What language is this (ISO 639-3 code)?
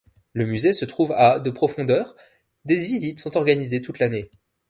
fra